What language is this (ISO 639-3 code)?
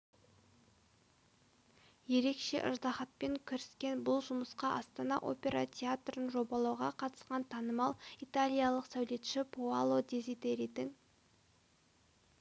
kaz